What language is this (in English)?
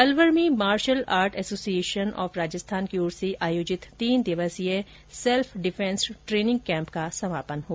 Hindi